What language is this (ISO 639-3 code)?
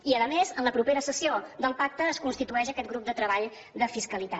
cat